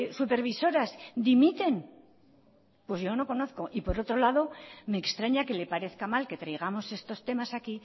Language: Spanish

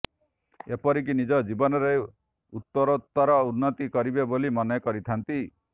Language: Odia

